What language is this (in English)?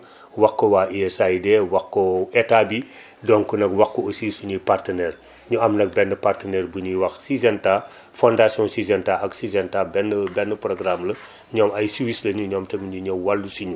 Wolof